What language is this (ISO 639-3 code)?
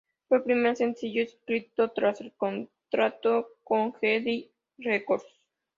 spa